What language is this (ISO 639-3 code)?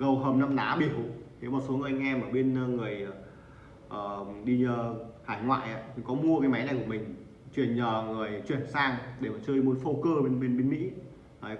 vie